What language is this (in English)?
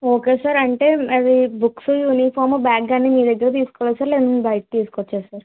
Telugu